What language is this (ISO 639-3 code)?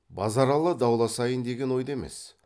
kaz